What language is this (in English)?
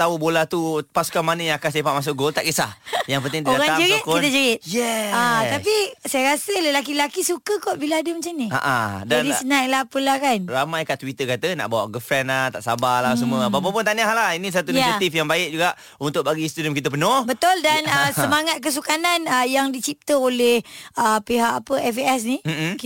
Malay